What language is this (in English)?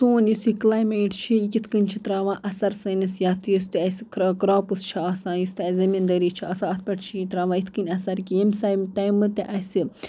Kashmiri